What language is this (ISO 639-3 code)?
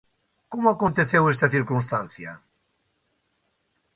glg